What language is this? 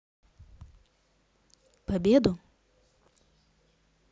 Russian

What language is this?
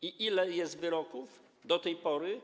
Polish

